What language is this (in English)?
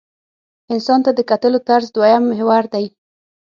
Pashto